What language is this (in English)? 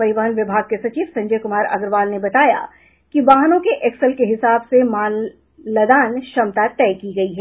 Hindi